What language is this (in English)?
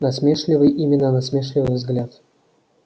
Russian